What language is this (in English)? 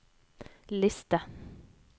Norwegian